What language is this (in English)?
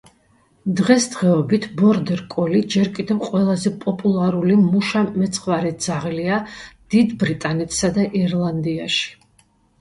Georgian